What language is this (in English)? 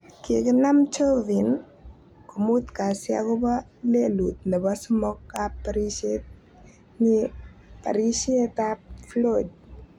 Kalenjin